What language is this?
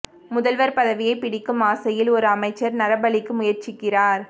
Tamil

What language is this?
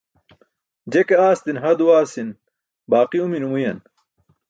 Burushaski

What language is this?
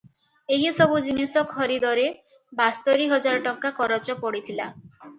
Odia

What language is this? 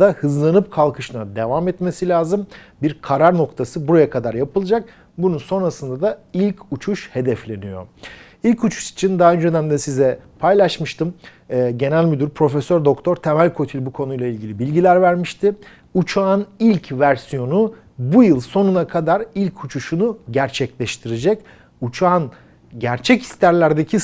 Turkish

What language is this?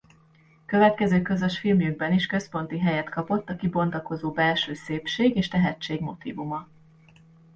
Hungarian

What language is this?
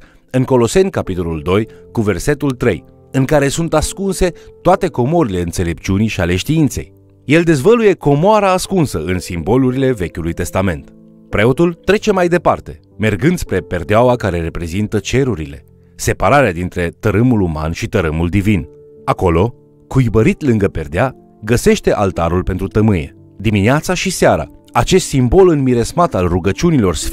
Romanian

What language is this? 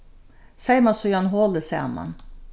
Faroese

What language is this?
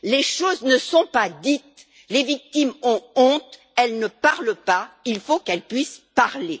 French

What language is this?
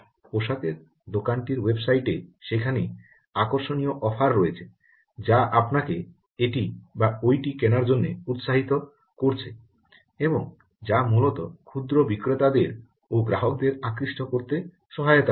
Bangla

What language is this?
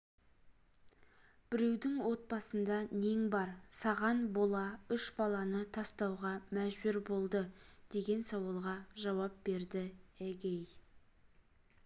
Kazakh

